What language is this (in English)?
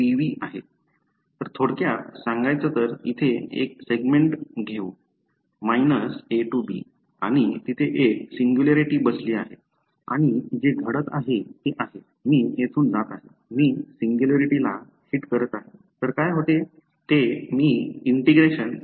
Marathi